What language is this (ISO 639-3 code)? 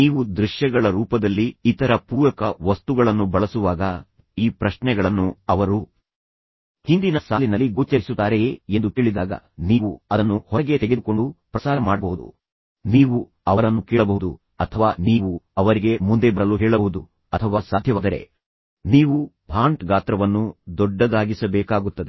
kan